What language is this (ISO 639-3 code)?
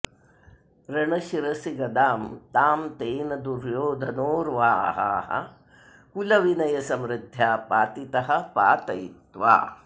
san